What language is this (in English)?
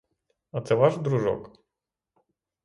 Ukrainian